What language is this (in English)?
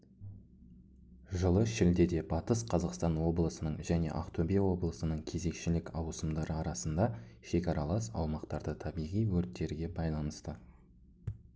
Kazakh